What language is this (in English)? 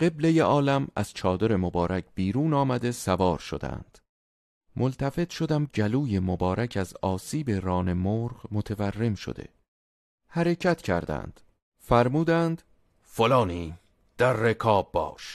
Persian